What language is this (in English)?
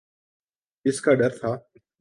Urdu